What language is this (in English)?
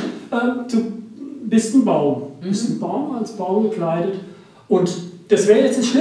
German